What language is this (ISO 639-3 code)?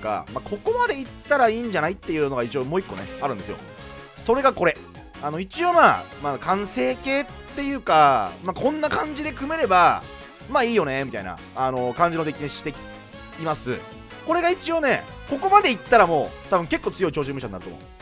jpn